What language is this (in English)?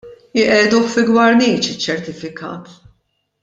Maltese